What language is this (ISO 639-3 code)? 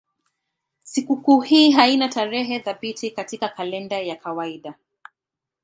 swa